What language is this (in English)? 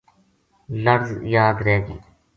Gujari